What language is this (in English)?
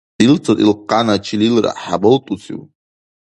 Dargwa